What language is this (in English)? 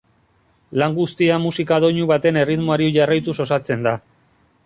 Basque